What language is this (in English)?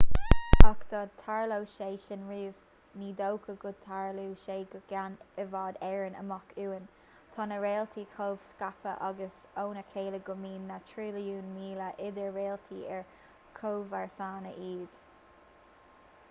Irish